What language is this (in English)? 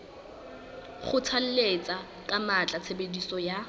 Southern Sotho